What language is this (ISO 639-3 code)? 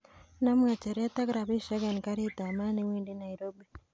kln